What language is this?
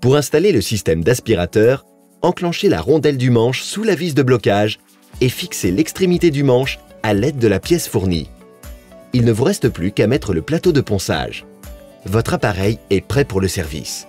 French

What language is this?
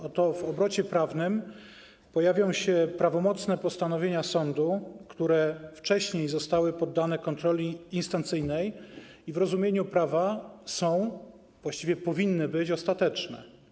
Polish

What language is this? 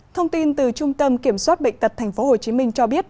Vietnamese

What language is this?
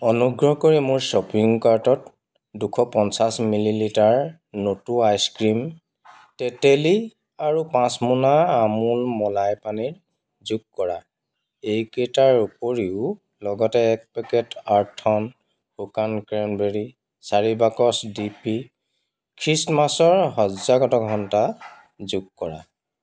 Assamese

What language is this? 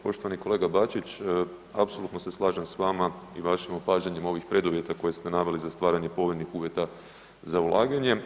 Croatian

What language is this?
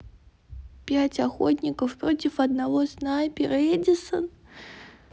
Russian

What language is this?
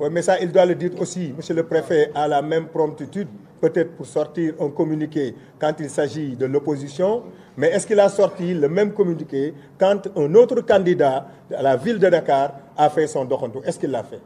French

